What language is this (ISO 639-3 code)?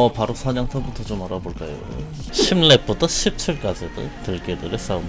kor